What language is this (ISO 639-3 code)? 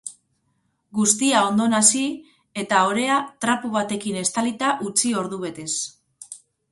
eus